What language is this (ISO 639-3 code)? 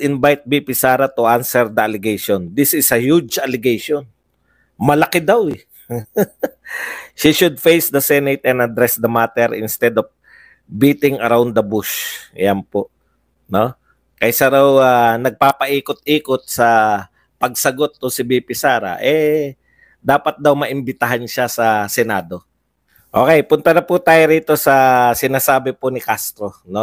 fil